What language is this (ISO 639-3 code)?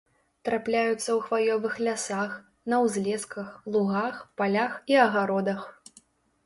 bel